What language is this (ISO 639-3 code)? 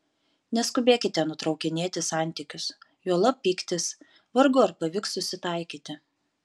lit